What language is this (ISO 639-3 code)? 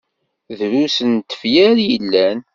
kab